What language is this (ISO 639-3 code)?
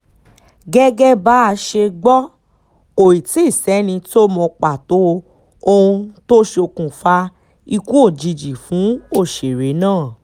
yor